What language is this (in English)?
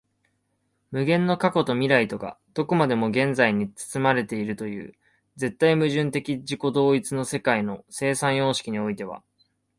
Japanese